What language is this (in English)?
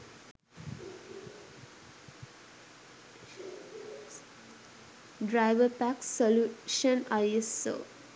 Sinhala